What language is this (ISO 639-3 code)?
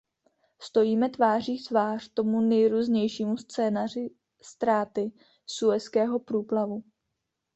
ces